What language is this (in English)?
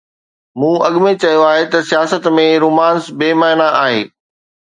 Sindhi